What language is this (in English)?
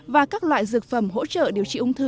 Vietnamese